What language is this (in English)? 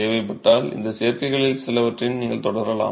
Tamil